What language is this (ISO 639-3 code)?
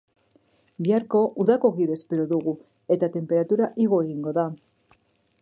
eus